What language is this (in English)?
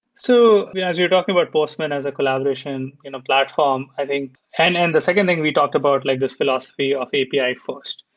English